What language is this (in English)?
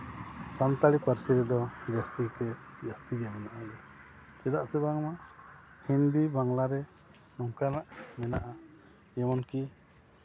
Santali